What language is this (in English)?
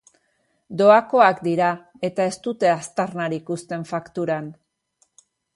Basque